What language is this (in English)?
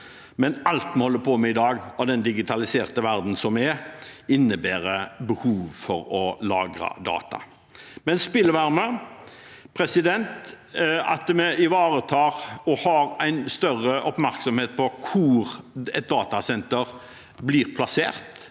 Norwegian